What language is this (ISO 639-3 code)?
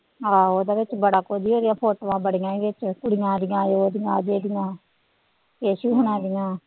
pan